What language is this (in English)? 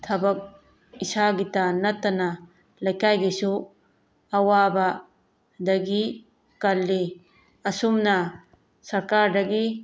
Manipuri